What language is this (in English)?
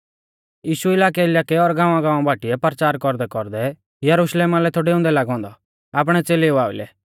Mahasu Pahari